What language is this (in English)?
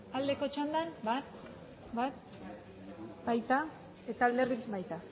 Basque